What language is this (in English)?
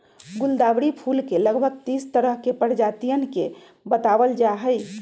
Magahi